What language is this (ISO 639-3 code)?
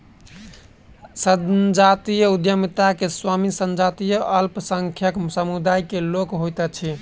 mai